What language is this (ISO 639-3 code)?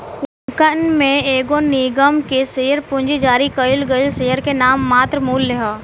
bho